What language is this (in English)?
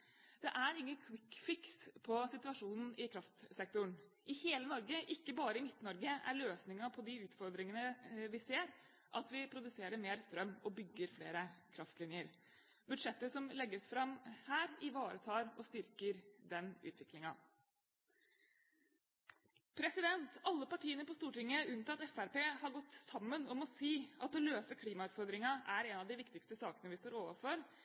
Norwegian Bokmål